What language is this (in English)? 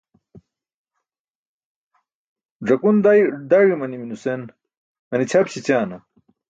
Burushaski